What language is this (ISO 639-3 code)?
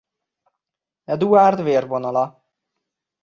hun